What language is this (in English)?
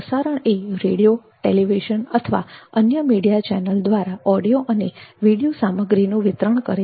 Gujarati